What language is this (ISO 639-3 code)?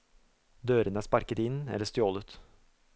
nor